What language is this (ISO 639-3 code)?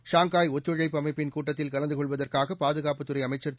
tam